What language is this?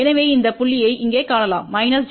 Tamil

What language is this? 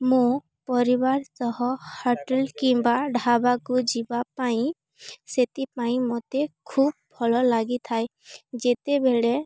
Odia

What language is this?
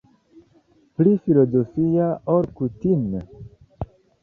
Esperanto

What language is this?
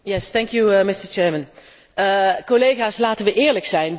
Dutch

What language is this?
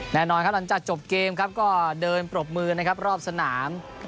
Thai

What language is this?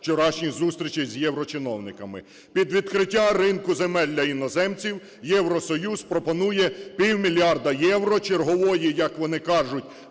Ukrainian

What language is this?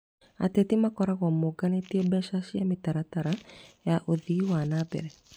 Kikuyu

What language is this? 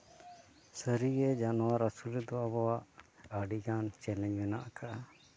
Santali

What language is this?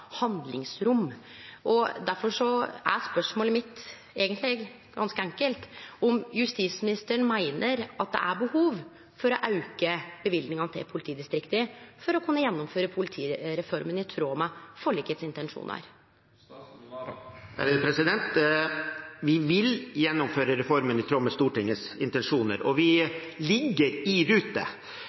Norwegian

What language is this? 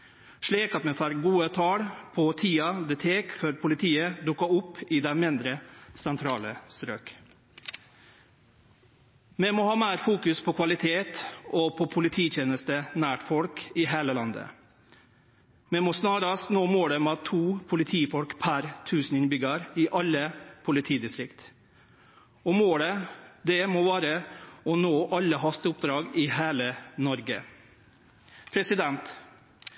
Norwegian Nynorsk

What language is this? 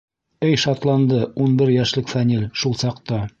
Bashkir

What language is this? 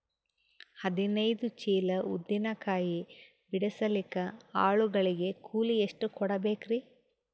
Kannada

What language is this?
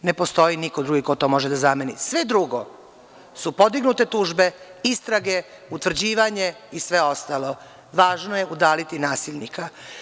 Serbian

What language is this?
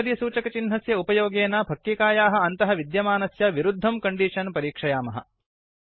Sanskrit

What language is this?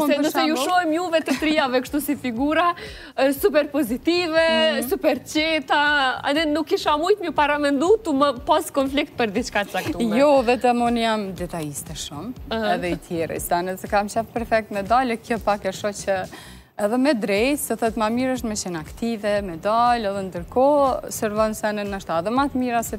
Romanian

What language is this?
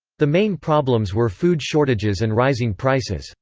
English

